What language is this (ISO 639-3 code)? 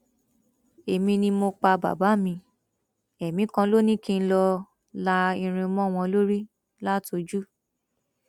yor